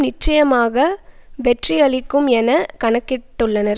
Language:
Tamil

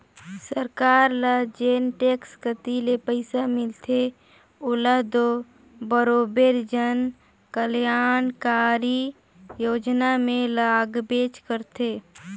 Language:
Chhattisgarhi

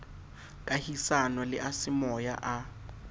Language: Southern Sotho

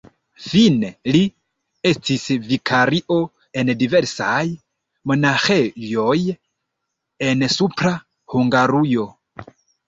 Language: Esperanto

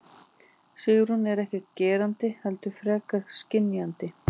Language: Icelandic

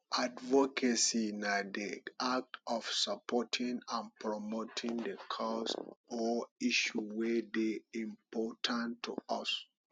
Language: Nigerian Pidgin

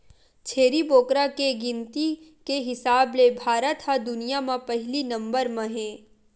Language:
Chhattisgarhi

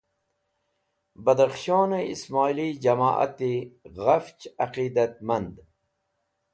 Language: Wakhi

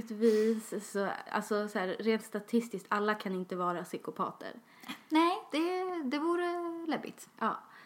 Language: Swedish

